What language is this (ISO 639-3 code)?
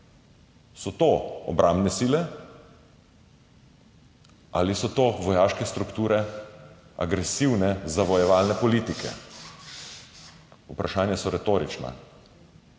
slv